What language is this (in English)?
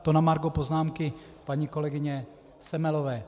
Czech